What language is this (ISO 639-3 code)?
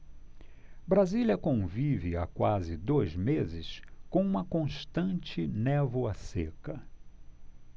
por